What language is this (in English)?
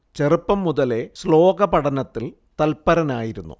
Malayalam